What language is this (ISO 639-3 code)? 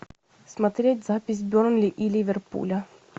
rus